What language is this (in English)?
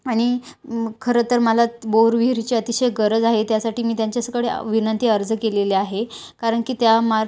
Marathi